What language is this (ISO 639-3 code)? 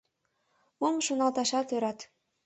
chm